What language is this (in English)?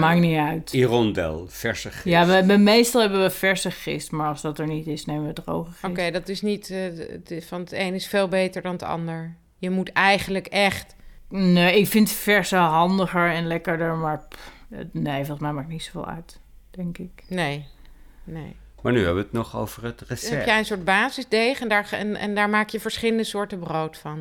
Dutch